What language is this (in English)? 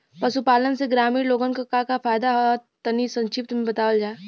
Bhojpuri